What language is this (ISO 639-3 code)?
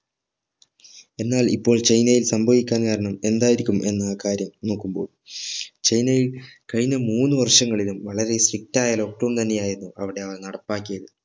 mal